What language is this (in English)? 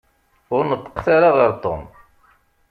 Kabyle